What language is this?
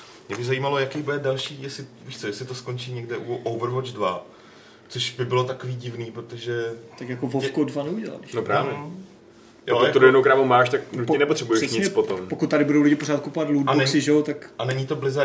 Czech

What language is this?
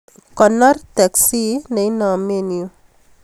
Kalenjin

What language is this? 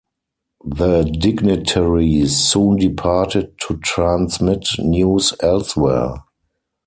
English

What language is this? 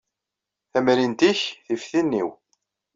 Kabyle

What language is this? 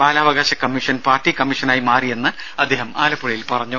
Malayalam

